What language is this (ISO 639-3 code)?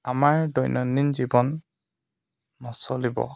asm